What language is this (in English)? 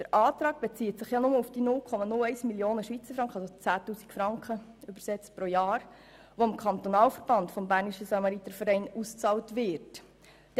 Swiss German